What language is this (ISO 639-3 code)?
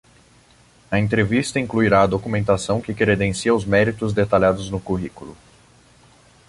por